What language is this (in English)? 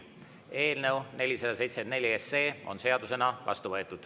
Estonian